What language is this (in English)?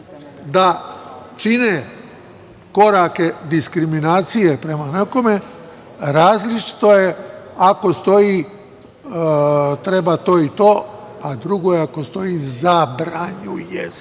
Serbian